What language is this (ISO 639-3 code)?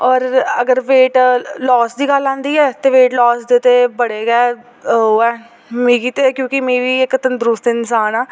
doi